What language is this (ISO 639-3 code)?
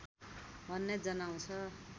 nep